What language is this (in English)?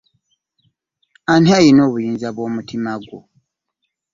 Ganda